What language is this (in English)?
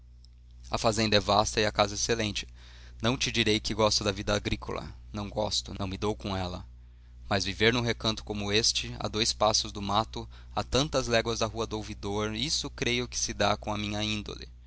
Portuguese